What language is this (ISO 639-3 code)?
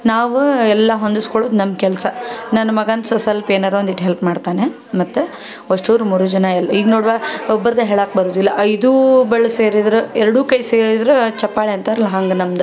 kan